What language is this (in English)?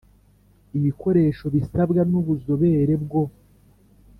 Kinyarwanda